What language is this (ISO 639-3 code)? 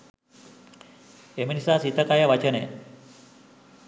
sin